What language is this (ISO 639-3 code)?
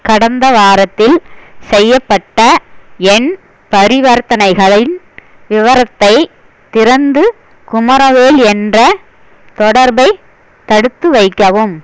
tam